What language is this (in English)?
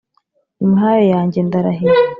Kinyarwanda